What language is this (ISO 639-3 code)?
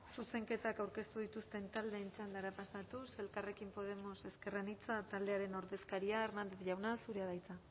eus